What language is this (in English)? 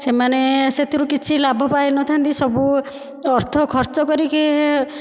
Odia